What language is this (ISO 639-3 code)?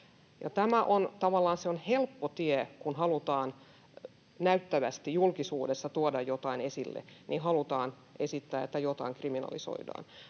fin